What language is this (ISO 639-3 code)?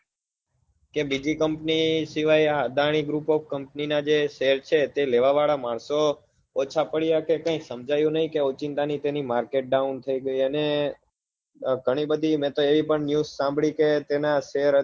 guj